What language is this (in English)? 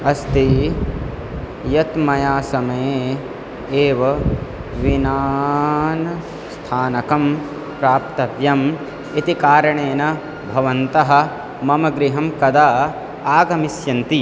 Sanskrit